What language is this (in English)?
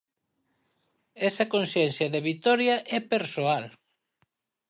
Galician